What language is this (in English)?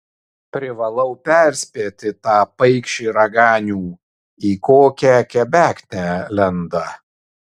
Lithuanian